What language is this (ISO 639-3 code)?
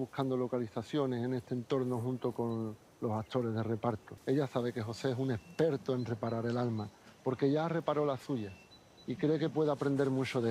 spa